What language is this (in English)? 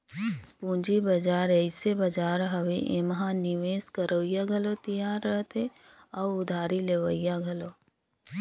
Chhattisgarhi